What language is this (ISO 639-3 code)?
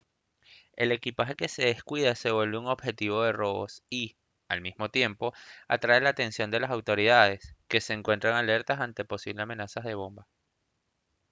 spa